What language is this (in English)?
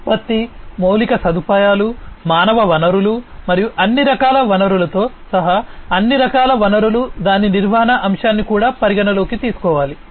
Telugu